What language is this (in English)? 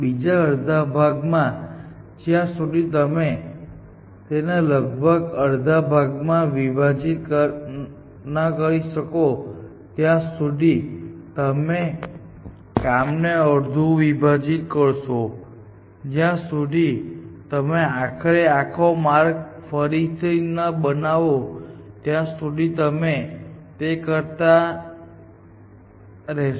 Gujarati